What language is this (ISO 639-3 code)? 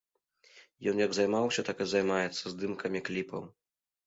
bel